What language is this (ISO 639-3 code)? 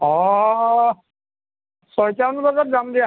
asm